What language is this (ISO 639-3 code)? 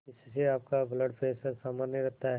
hin